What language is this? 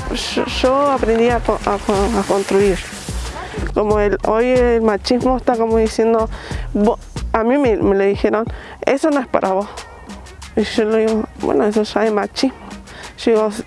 Spanish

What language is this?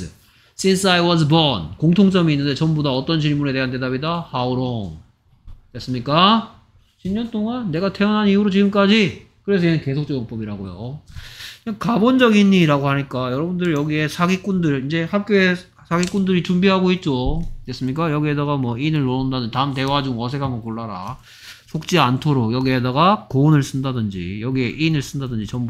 Korean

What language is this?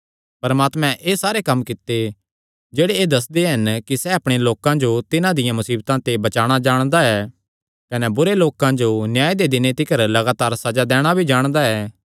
Kangri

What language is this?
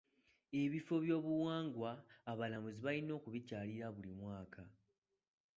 Ganda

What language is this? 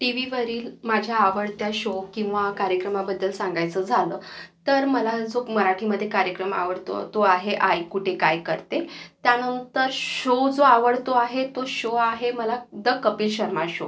Marathi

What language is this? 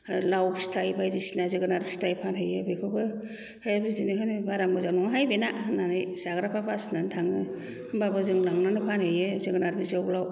Bodo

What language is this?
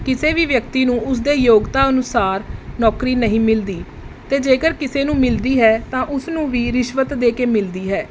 Punjabi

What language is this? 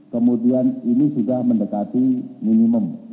Indonesian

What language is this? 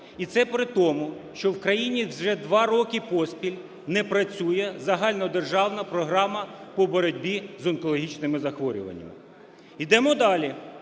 Ukrainian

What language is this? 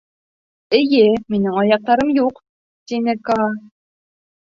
Bashkir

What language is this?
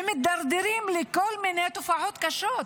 Hebrew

